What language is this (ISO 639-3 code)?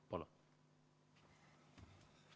est